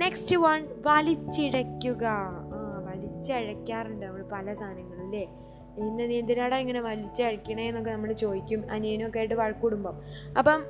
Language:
Malayalam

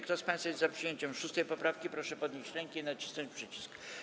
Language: Polish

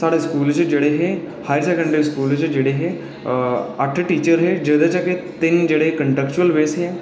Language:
Dogri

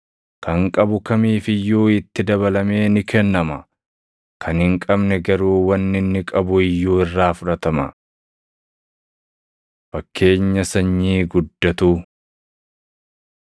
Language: Oromo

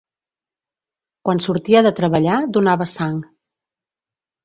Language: Catalan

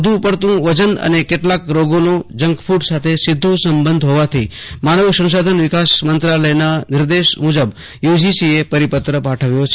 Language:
Gujarati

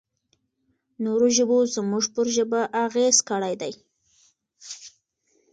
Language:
Pashto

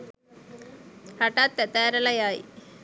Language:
Sinhala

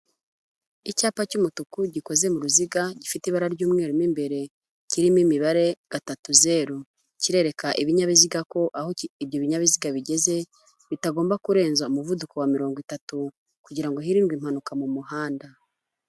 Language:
Kinyarwanda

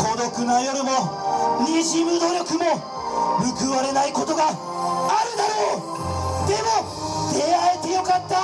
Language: Japanese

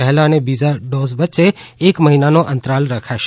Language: Gujarati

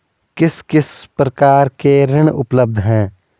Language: Hindi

